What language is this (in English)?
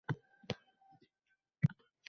Uzbek